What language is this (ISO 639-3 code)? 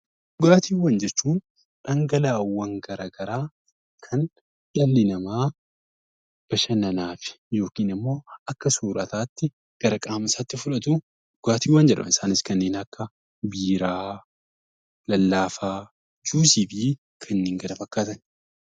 orm